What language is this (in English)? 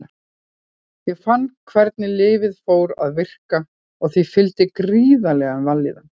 Icelandic